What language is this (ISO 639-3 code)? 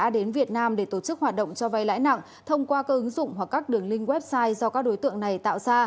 vie